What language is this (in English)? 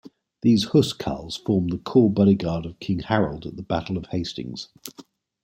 English